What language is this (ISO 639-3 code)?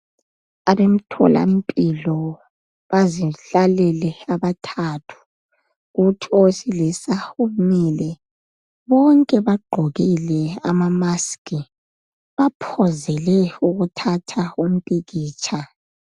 nde